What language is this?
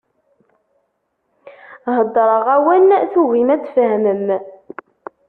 Kabyle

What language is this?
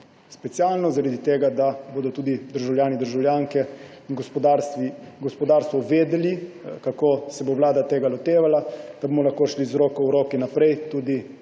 Slovenian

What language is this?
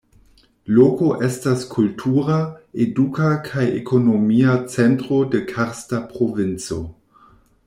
Esperanto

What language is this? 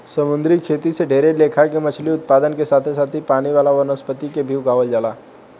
Bhojpuri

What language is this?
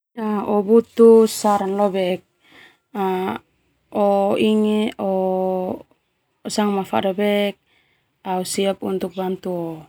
Termanu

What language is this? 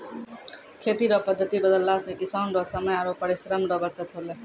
Maithili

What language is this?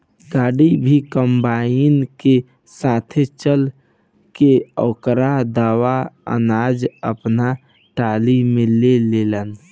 Bhojpuri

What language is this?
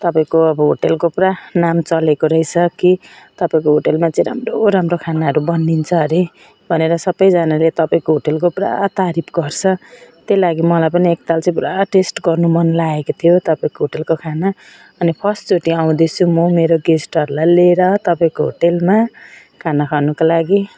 Nepali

